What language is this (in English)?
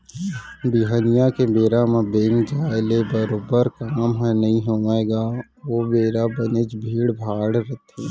Chhattisgarhi